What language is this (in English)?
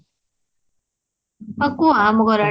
Odia